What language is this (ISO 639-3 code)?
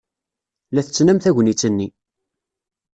kab